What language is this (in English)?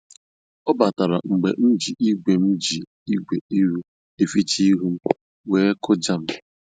Igbo